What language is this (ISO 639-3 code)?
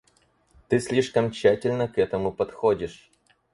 rus